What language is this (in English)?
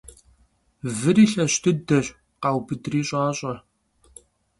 Kabardian